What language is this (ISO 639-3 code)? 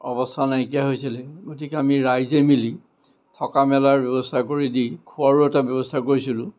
asm